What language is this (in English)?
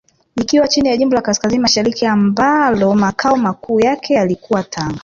Swahili